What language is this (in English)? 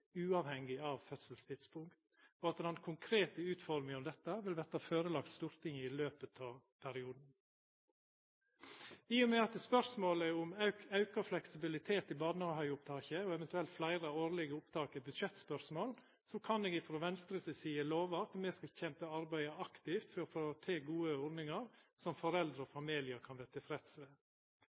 Norwegian Nynorsk